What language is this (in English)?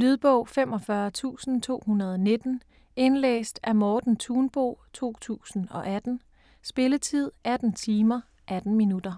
Danish